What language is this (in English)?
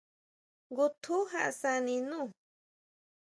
Huautla Mazatec